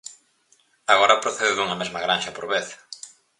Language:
Galician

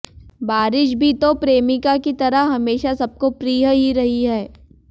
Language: Hindi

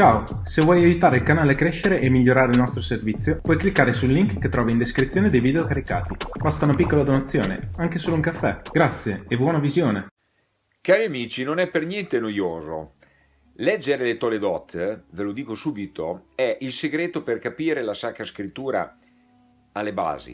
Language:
Italian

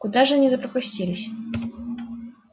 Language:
Russian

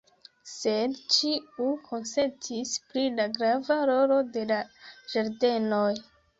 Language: Esperanto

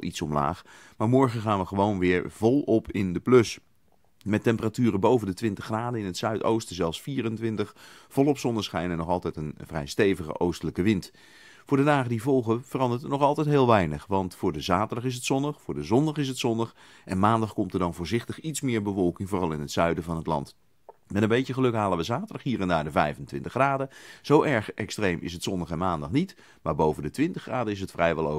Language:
Dutch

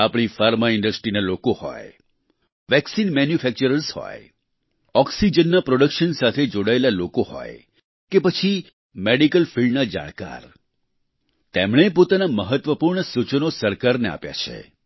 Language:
Gujarati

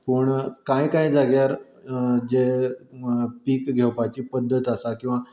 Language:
Konkani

